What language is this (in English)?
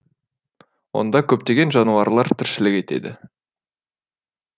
Kazakh